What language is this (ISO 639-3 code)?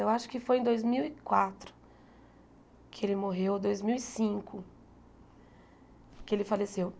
por